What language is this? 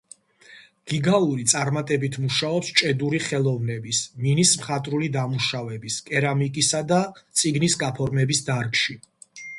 Georgian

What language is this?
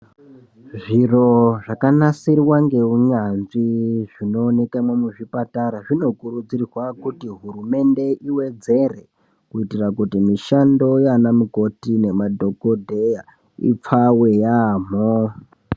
Ndau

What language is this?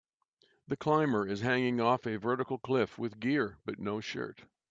English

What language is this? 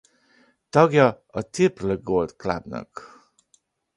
Hungarian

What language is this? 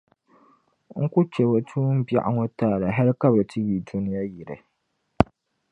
Dagbani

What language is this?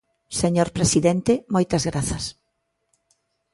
Galician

